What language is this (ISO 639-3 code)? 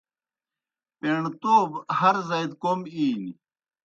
plk